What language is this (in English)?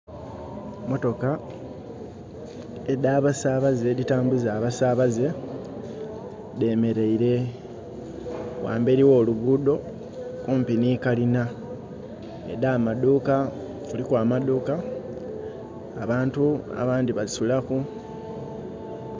Soga